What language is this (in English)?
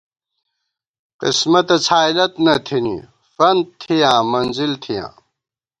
Gawar-Bati